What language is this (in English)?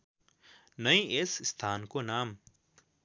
Nepali